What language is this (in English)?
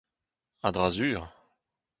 Breton